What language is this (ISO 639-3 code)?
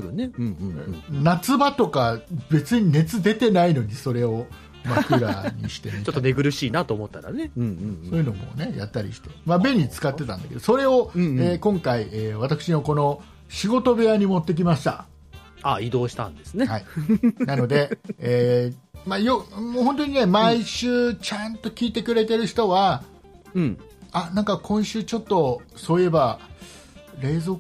jpn